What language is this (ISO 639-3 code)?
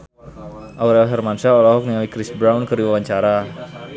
sun